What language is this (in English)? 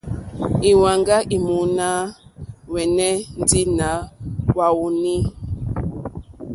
Mokpwe